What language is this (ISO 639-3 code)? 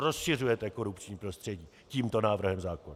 ces